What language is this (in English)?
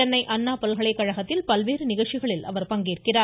Tamil